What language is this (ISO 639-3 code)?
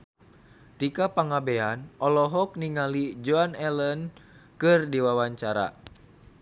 sun